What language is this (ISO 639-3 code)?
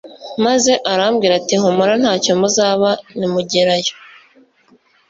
kin